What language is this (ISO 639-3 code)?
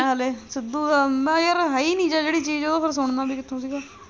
pan